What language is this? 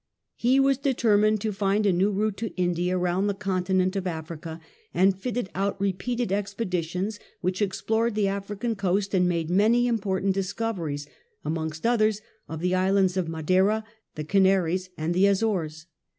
English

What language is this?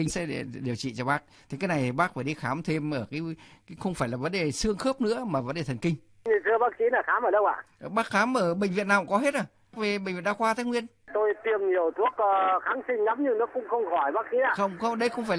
Vietnamese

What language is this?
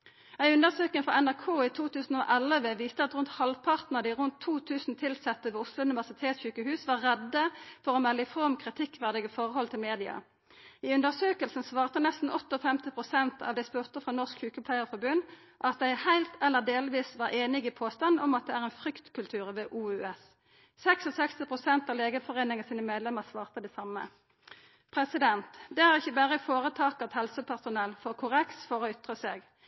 Norwegian Nynorsk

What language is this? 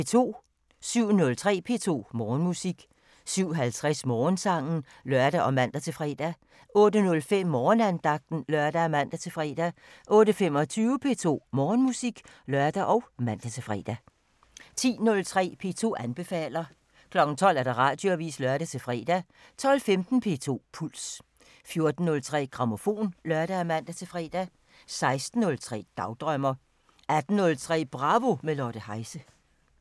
Danish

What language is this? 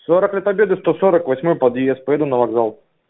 Russian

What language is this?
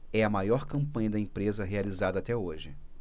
Portuguese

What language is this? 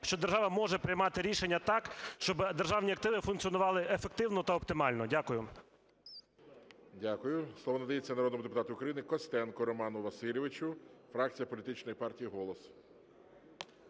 Ukrainian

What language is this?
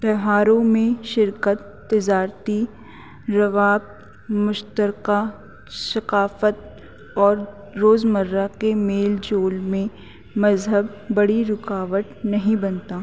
Urdu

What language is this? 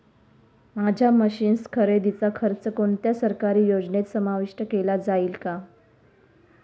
Marathi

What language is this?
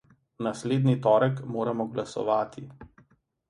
Slovenian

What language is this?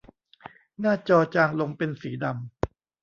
Thai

